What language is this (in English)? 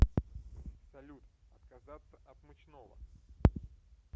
Russian